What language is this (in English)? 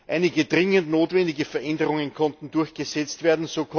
German